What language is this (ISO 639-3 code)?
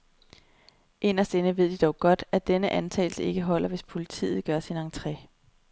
dan